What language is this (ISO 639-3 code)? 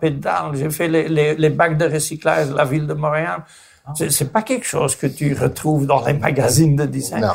fra